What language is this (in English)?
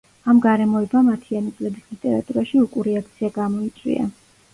Georgian